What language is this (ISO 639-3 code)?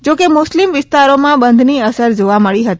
guj